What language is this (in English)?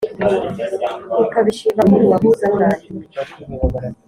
Kinyarwanda